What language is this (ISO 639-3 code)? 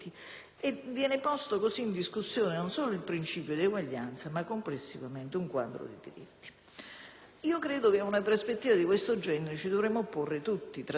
ita